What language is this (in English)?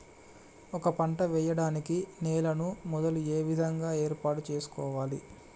Telugu